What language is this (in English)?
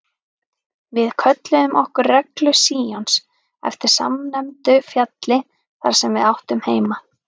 Icelandic